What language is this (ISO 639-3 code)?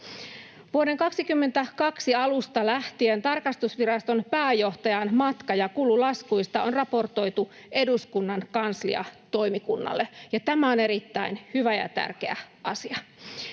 fin